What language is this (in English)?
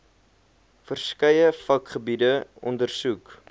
Afrikaans